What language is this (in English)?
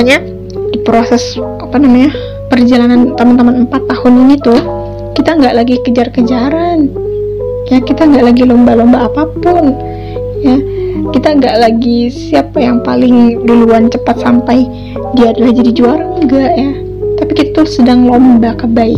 Indonesian